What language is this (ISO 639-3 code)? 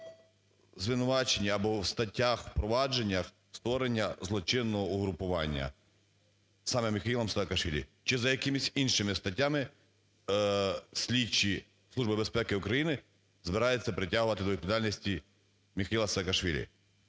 ukr